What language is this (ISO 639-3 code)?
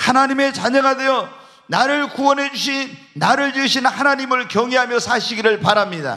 kor